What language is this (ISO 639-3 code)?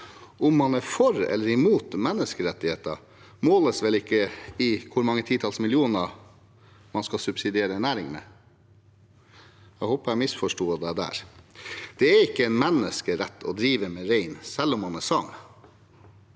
nor